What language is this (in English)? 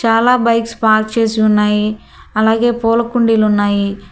Telugu